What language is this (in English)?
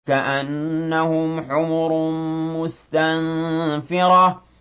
Arabic